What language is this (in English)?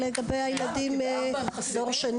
Hebrew